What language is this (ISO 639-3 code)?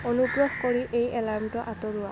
asm